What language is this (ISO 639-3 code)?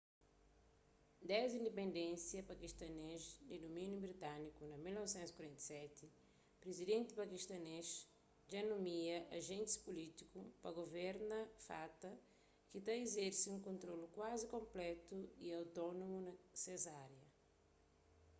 kea